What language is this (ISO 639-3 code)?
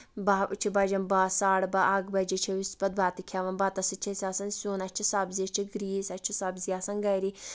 kas